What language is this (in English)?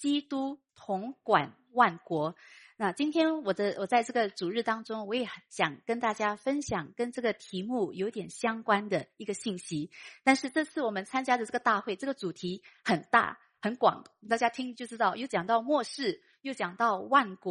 Chinese